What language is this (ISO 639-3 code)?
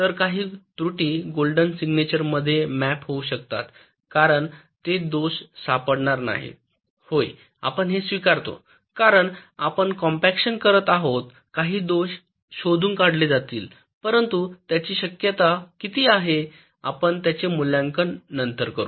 mar